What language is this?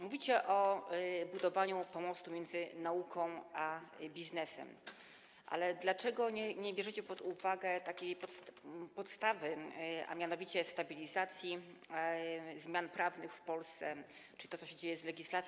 Polish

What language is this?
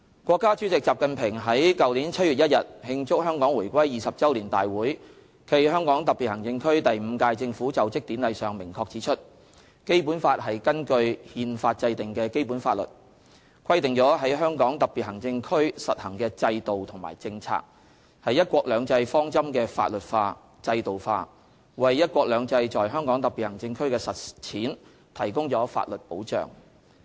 Cantonese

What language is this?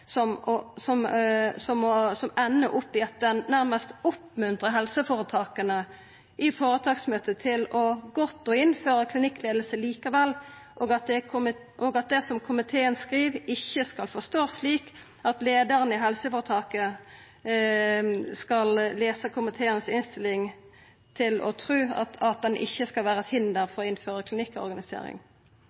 Norwegian Nynorsk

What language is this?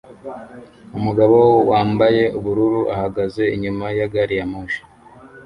Kinyarwanda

